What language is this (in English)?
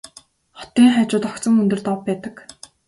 Mongolian